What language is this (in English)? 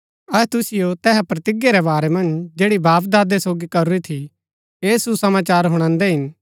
Gaddi